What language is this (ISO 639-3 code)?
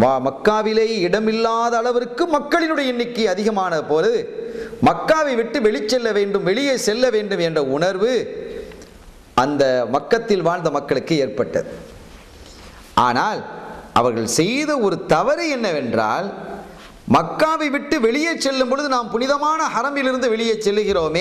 ara